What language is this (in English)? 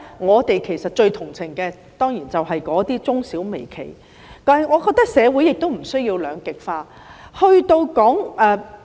Cantonese